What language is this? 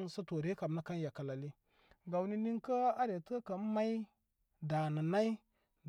Koma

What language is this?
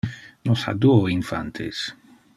Interlingua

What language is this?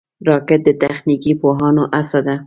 Pashto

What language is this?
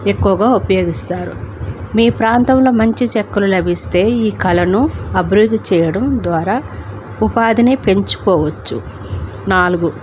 Telugu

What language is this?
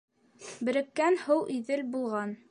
Bashkir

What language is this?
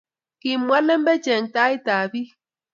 Kalenjin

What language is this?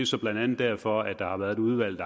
Danish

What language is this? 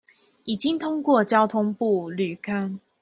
Chinese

